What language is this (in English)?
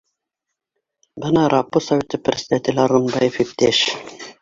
Bashkir